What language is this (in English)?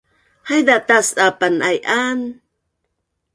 Bunun